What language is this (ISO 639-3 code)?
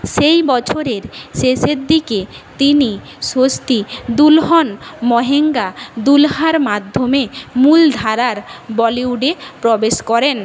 ben